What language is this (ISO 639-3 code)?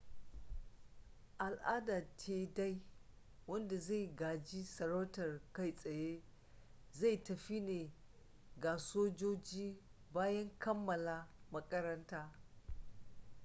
hau